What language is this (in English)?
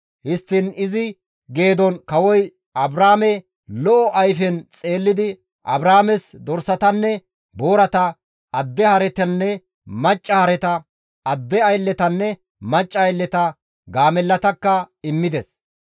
Gamo